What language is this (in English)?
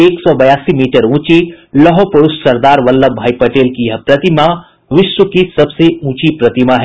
Hindi